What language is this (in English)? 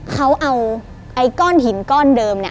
Thai